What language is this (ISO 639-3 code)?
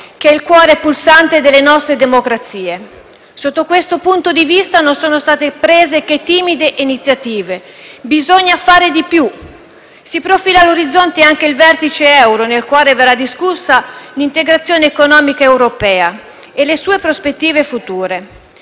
ita